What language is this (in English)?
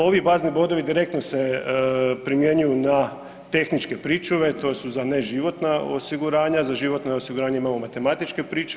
Croatian